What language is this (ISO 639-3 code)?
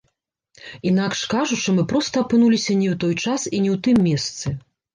bel